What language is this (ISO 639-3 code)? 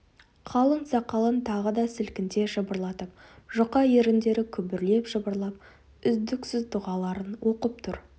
kaz